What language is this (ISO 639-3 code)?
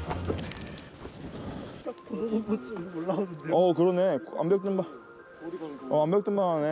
kor